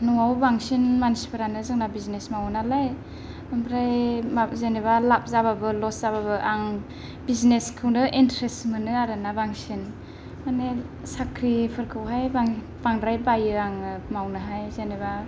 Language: Bodo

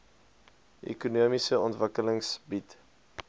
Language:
Afrikaans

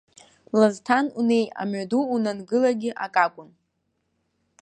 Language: Abkhazian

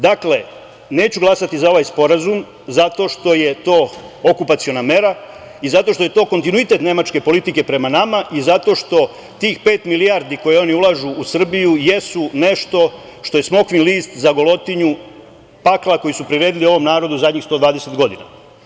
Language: Serbian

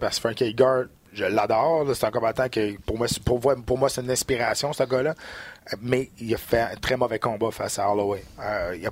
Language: French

